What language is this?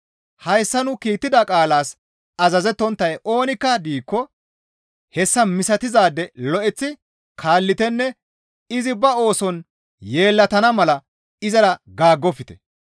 Gamo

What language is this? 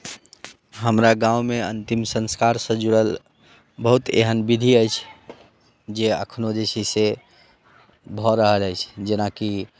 Maithili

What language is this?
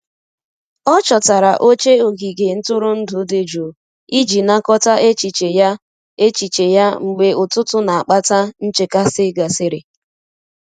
Igbo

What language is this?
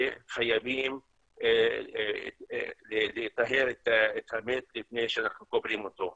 Hebrew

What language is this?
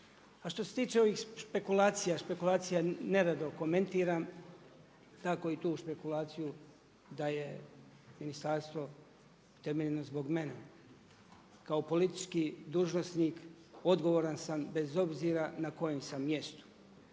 Croatian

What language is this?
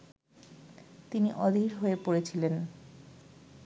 Bangla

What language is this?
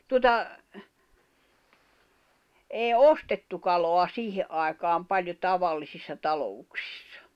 Finnish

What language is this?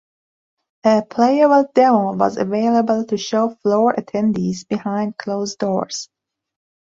English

